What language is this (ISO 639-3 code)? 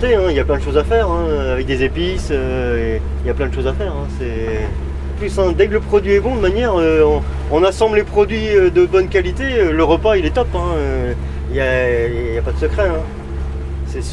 fra